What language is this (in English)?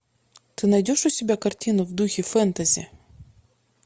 Russian